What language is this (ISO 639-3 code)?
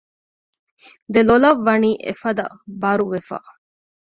div